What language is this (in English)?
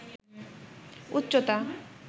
Bangla